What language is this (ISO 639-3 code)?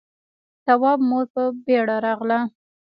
pus